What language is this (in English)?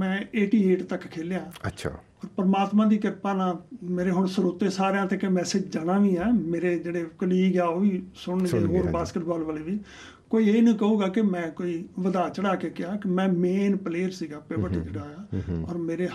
Punjabi